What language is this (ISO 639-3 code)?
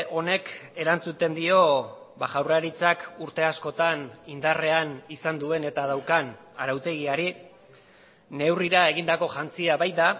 eus